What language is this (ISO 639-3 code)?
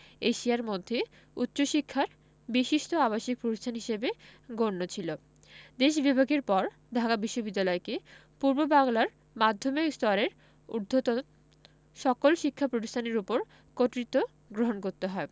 ben